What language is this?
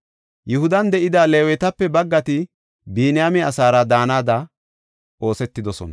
Gofa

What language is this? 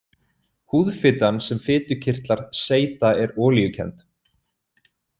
Icelandic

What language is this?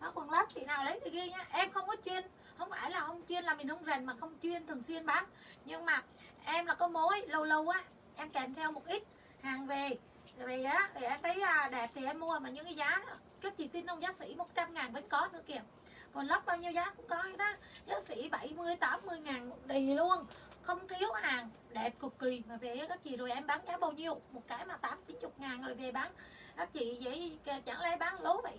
Vietnamese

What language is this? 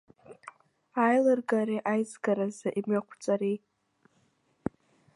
Abkhazian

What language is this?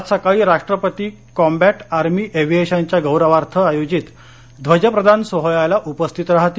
Marathi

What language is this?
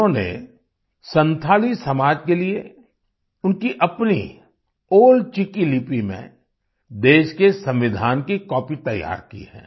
Hindi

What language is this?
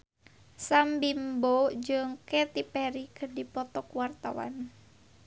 Sundanese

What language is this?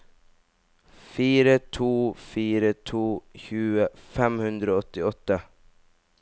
Norwegian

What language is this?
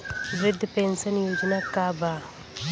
Bhojpuri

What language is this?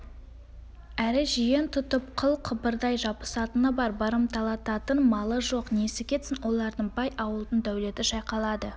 Kazakh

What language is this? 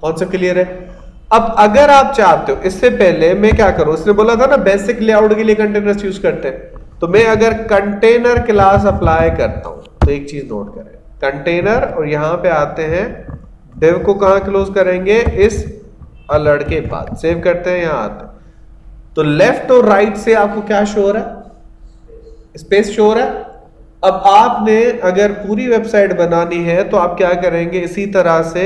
Hindi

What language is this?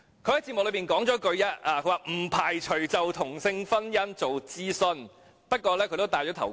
Cantonese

